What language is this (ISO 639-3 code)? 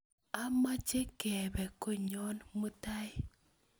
kln